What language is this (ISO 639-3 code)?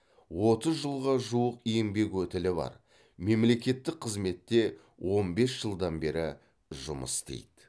kaz